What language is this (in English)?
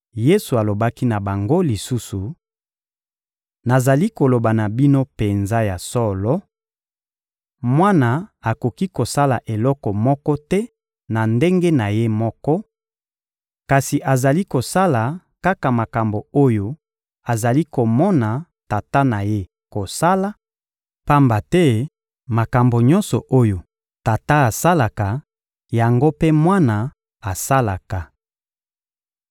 Lingala